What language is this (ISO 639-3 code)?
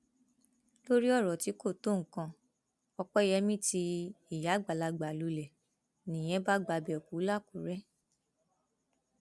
yor